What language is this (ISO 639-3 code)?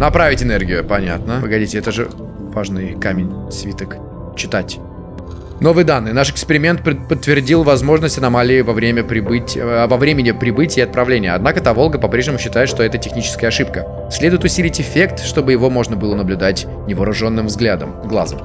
rus